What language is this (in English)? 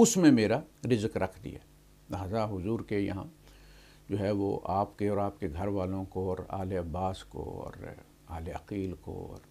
Hindi